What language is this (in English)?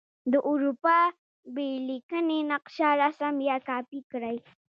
Pashto